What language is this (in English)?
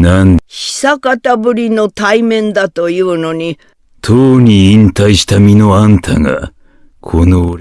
Japanese